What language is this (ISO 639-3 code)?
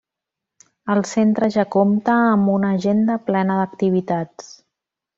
cat